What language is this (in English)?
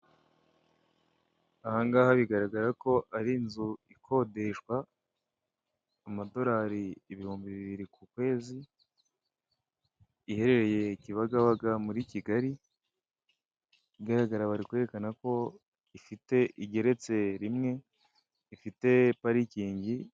Kinyarwanda